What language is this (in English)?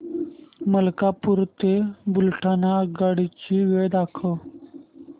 Marathi